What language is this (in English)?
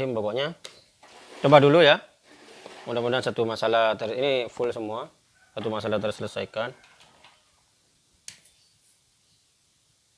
Indonesian